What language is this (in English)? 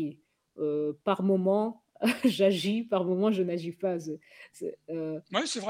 French